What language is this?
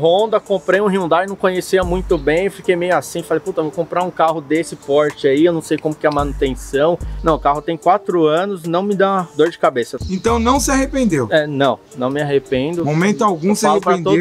Portuguese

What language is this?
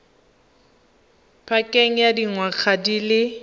Tswana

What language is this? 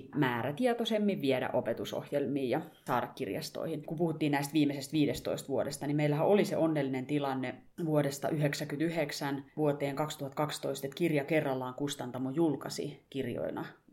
Finnish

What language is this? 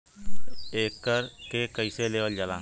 Bhojpuri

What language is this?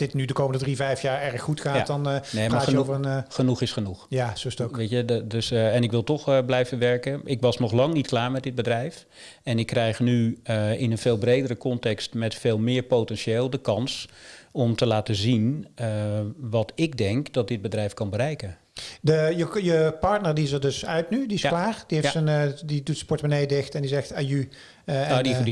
Dutch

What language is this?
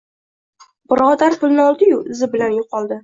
Uzbek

